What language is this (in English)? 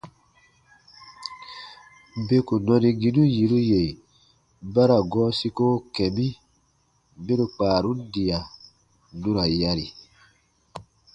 Baatonum